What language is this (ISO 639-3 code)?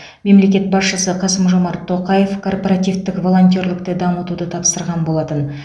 kaz